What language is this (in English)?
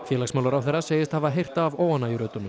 Icelandic